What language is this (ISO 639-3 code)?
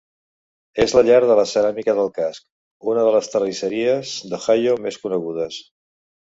cat